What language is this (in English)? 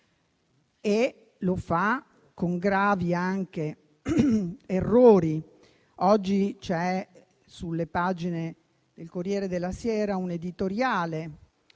Italian